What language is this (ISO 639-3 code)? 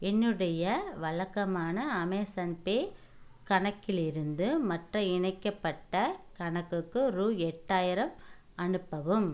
tam